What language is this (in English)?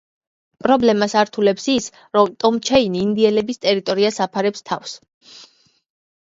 Georgian